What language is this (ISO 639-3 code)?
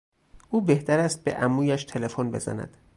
fas